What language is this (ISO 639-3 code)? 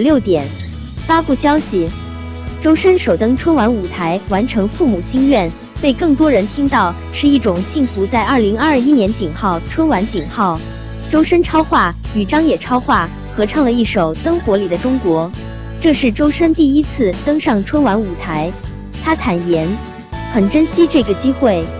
zho